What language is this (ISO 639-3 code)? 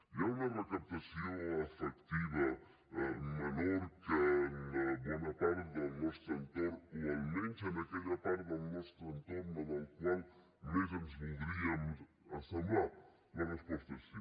cat